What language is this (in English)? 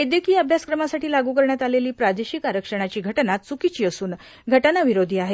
Marathi